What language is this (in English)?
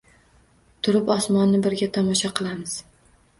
Uzbek